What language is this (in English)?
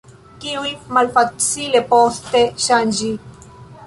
Esperanto